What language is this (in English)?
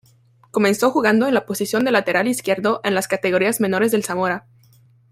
Spanish